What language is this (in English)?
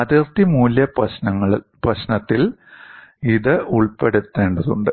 Malayalam